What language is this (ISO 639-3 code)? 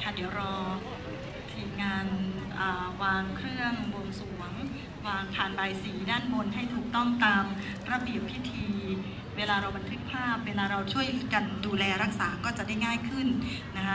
tha